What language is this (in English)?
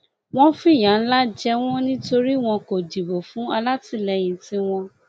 Yoruba